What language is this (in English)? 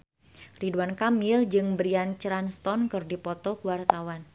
Sundanese